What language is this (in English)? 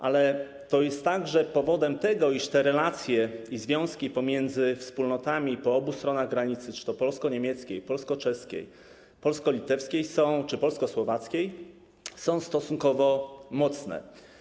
Polish